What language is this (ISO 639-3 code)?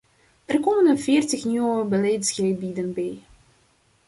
nld